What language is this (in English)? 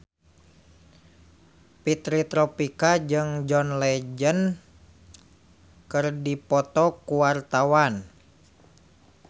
Sundanese